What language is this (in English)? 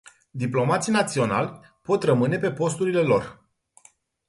Romanian